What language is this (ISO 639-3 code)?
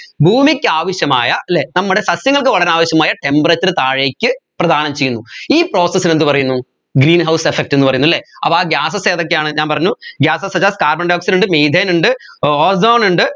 mal